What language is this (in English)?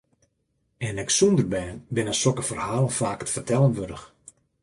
Western Frisian